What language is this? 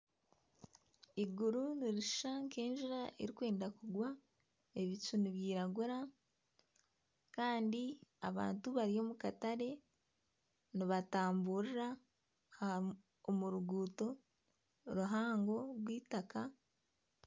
Nyankole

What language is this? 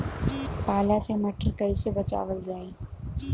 Bhojpuri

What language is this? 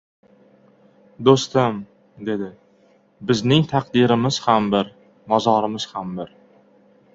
Uzbek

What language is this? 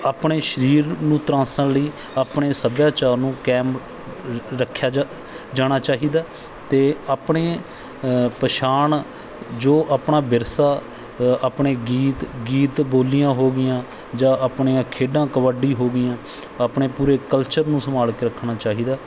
Punjabi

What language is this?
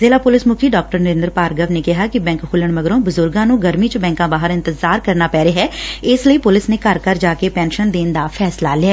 Punjabi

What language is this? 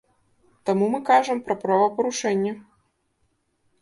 Belarusian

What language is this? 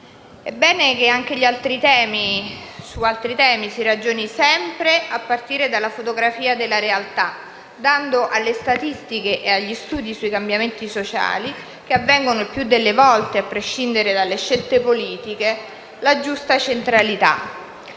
Italian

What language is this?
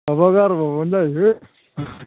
Bodo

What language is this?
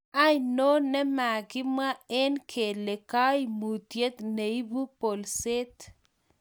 Kalenjin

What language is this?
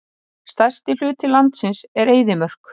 Icelandic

